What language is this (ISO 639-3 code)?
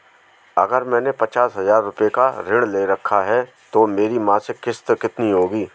hin